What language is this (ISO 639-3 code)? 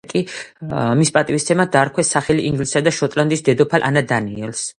kat